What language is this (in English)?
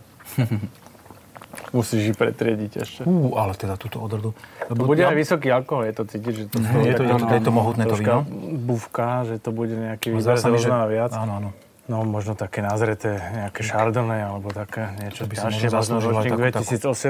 Slovak